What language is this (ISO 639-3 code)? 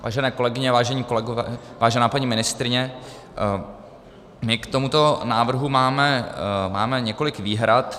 ces